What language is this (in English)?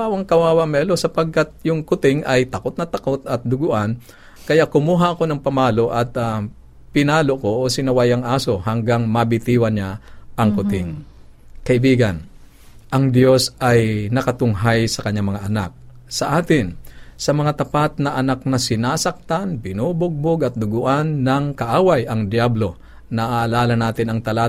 Filipino